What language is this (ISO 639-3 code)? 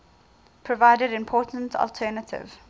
eng